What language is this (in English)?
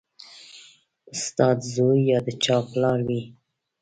Pashto